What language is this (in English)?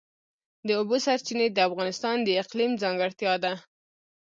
Pashto